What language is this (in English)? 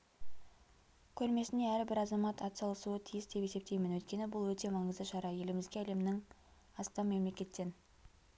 Kazakh